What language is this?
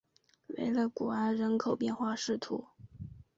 Chinese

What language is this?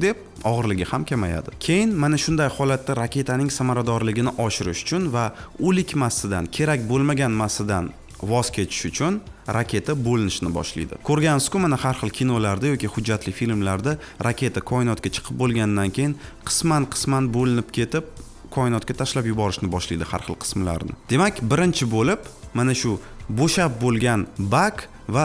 Turkish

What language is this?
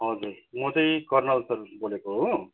Nepali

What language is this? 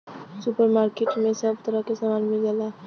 Bhojpuri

